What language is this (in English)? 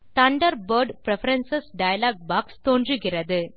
Tamil